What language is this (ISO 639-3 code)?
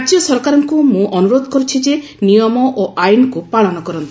ori